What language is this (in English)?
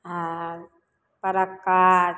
Maithili